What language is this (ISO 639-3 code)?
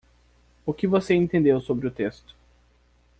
por